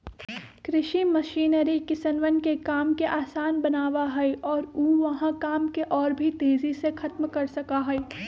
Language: Magahi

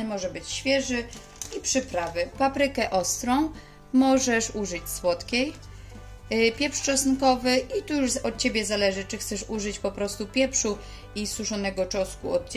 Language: Polish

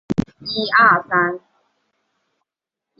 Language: Chinese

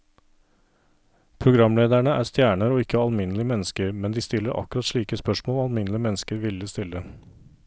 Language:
Norwegian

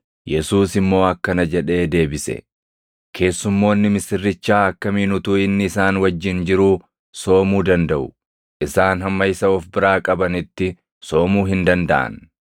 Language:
Oromo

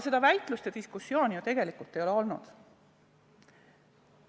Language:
Estonian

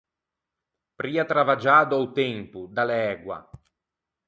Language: Ligurian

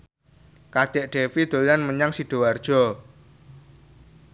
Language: Javanese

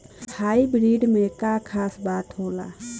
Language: Bhojpuri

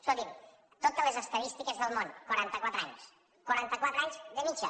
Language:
Catalan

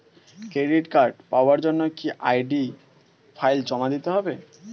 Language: Bangla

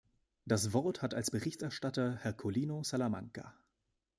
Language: German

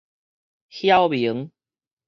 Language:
Min Nan Chinese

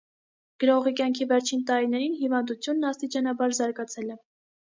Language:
Armenian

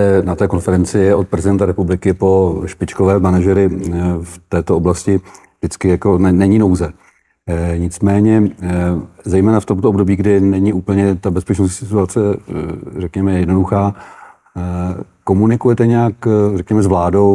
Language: Czech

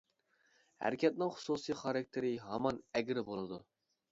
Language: Uyghur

